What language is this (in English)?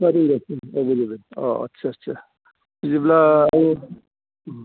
Bodo